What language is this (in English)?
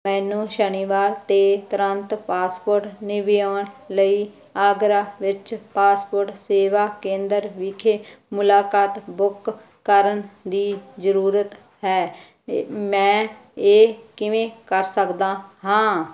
Punjabi